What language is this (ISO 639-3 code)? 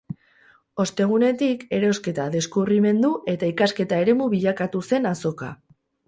eus